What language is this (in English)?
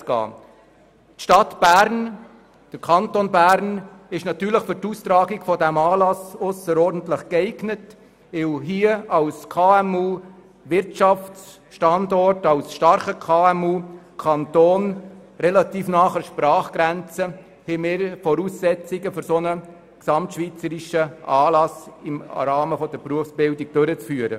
Swiss German